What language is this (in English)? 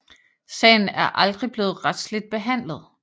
Danish